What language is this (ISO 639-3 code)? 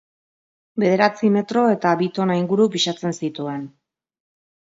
eus